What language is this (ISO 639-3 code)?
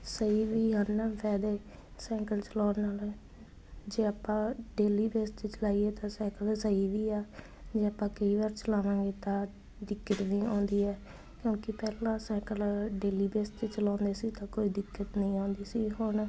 pan